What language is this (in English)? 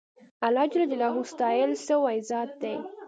Pashto